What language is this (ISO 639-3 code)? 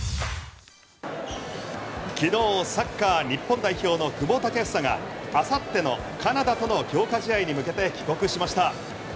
jpn